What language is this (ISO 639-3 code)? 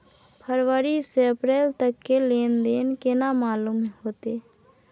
mai